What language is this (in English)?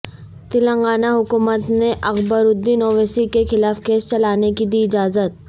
Urdu